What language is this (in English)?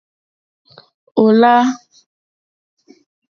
Mokpwe